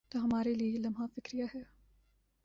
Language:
Urdu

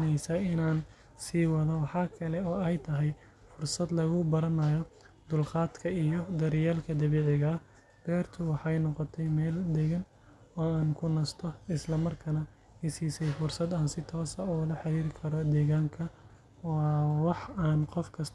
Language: Somali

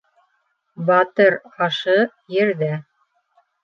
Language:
Bashkir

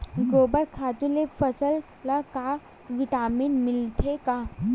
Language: Chhattisgarhi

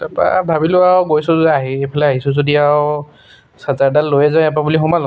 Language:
Assamese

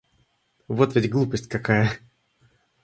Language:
Russian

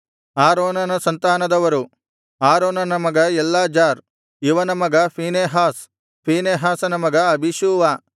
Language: Kannada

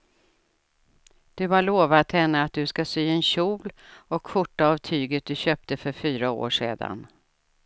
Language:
Swedish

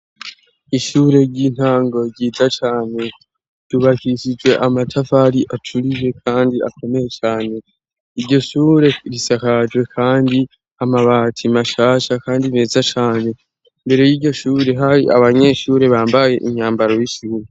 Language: Rundi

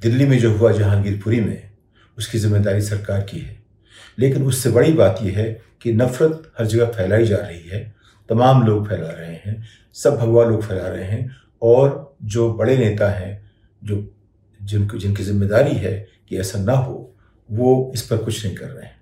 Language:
Hindi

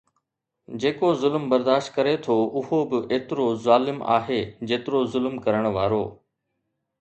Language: Sindhi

